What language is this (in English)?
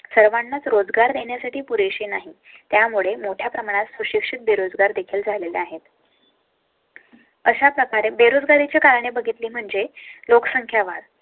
Marathi